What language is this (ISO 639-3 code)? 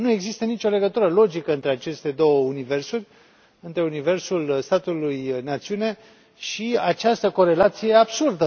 ron